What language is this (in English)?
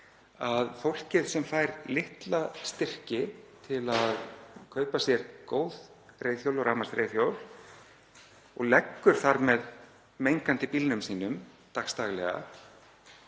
Icelandic